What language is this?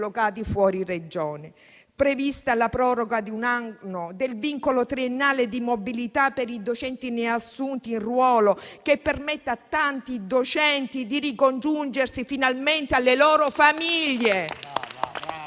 Italian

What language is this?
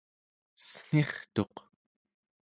Central Yupik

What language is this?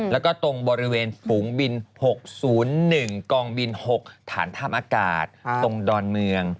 Thai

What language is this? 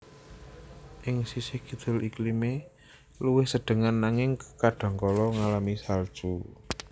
Javanese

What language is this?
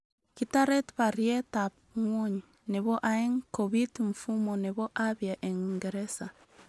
Kalenjin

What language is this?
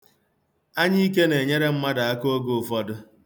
Igbo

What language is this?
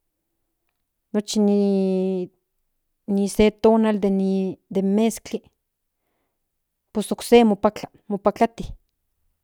Central Nahuatl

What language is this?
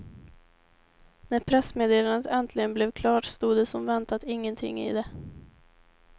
Swedish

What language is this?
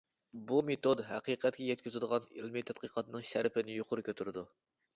Uyghur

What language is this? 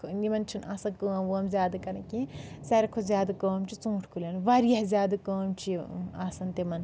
Kashmiri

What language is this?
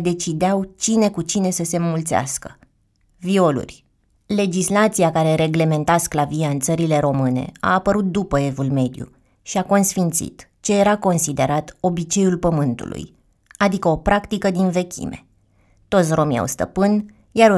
Romanian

